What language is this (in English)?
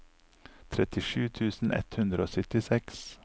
Norwegian